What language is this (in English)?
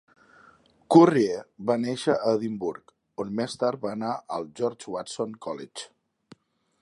Catalan